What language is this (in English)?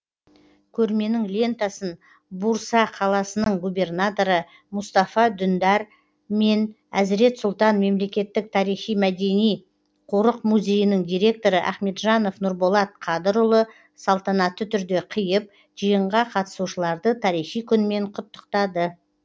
Kazakh